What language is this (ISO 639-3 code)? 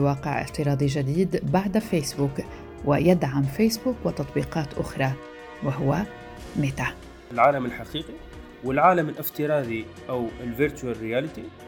ara